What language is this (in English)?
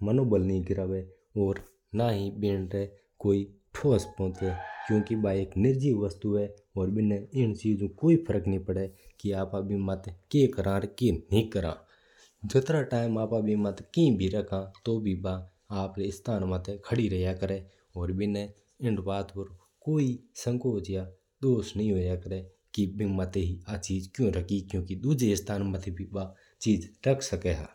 Mewari